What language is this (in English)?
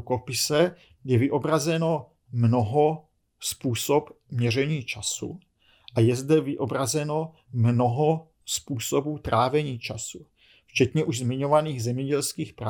Czech